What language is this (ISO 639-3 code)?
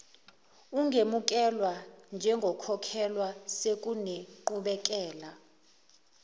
zul